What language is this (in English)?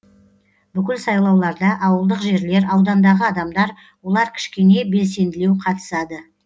Kazakh